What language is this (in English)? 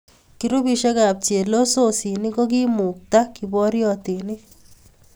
Kalenjin